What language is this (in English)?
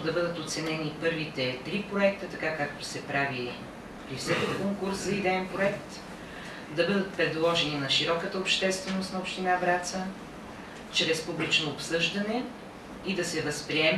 Bulgarian